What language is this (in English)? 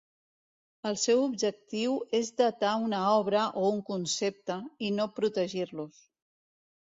Catalan